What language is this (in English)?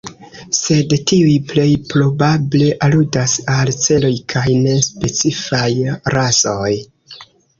Esperanto